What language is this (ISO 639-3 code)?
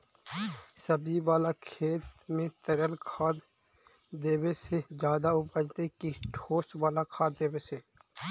mag